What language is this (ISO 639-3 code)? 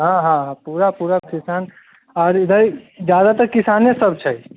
mai